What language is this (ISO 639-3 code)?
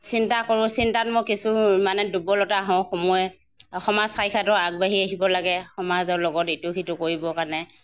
asm